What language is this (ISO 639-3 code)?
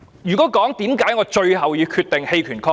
yue